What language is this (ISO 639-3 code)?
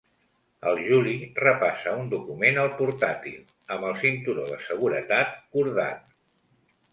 cat